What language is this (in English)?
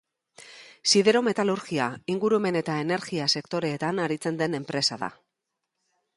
Basque